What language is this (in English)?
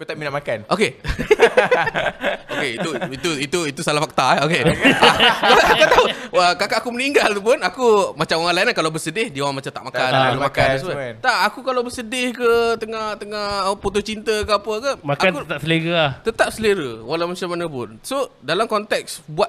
Malay